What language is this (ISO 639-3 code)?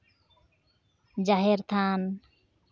sat